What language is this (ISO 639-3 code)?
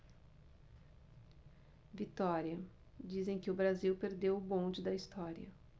por